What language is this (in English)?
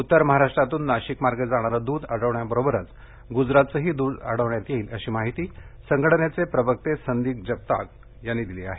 Marathi